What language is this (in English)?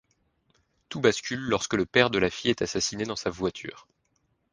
French